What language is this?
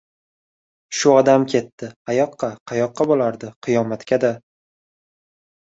Uzbek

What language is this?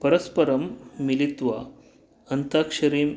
Sanskrit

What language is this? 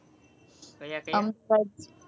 Gujarati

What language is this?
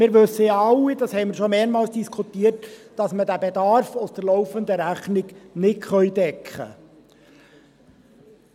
Swiss German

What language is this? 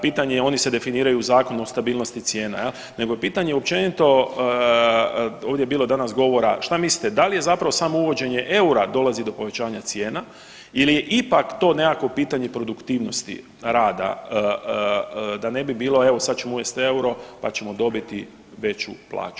Croatian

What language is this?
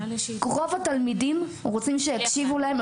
Hebrew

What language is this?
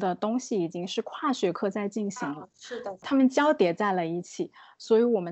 Chinese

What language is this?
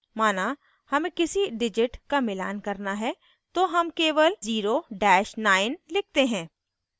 Hindi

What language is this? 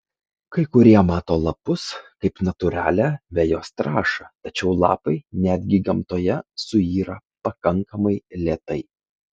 Lithuanian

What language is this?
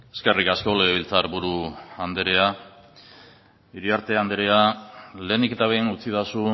Basque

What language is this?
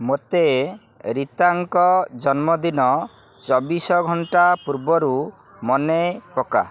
Odia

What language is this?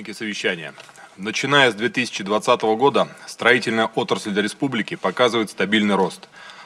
Russian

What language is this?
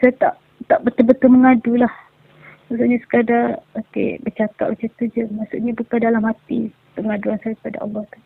Malay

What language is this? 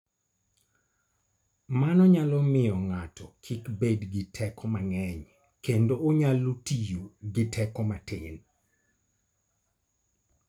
Luo (Kenya and Tanzania)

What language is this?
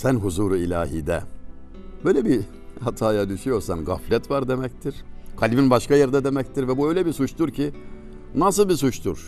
Turkish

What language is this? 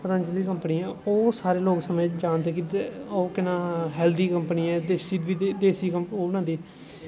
Dogri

